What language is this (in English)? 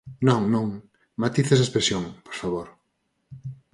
Galician